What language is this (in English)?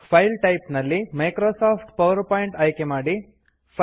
Kannada